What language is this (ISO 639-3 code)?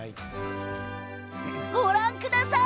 jpn